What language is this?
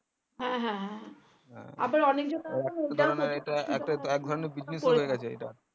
Bangla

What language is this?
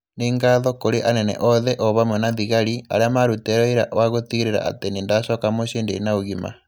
Kikuyu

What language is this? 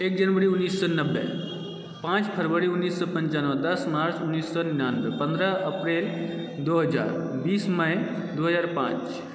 Maithili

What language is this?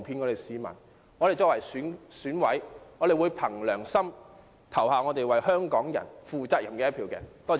Cantonese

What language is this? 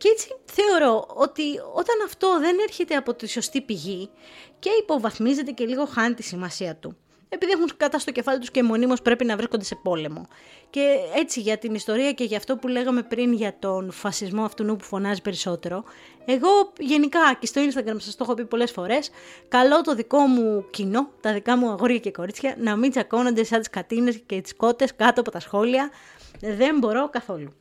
Greek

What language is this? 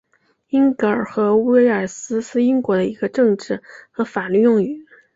Chinese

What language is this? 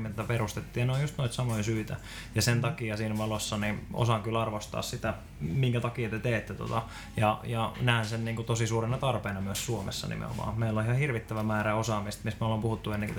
Finnish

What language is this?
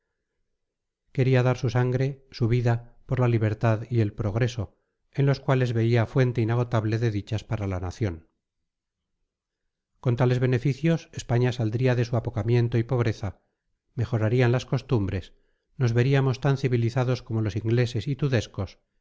Spanish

